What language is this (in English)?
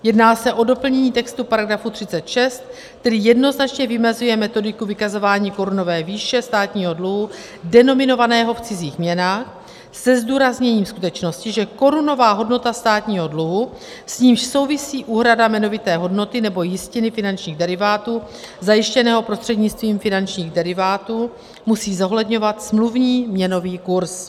Czech